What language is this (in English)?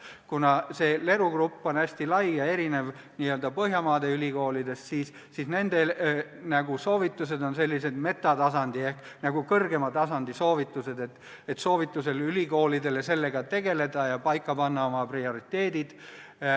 Estonian